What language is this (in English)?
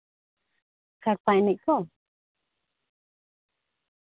Santali